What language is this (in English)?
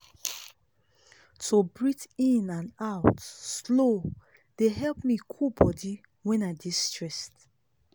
Nigerian Pidgin